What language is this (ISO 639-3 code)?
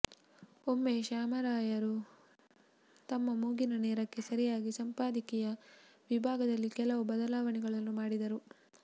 kan